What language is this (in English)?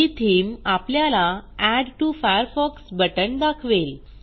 Marathi